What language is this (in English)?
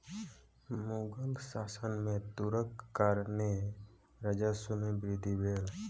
Maithili